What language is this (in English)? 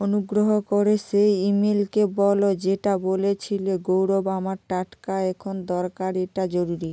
Bangla